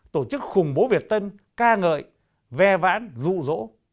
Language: Vietnamese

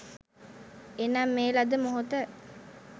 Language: Sinhala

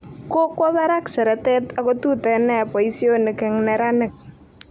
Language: Kalenjin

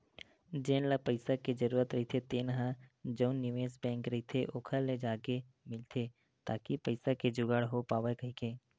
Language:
Chhattisgarhi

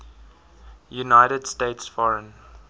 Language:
English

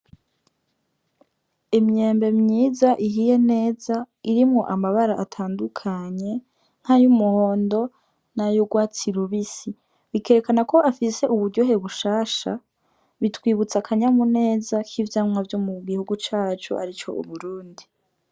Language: Rundi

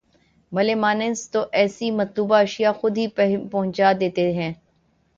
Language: Urdu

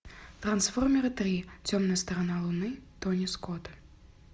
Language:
Russian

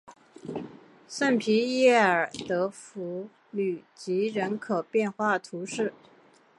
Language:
Chinese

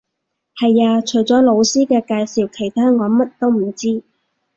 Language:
Cantonese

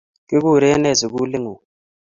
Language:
Kalenjin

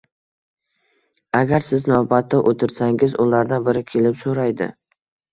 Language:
Uzbek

